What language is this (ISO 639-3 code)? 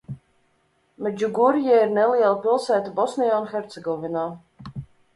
lav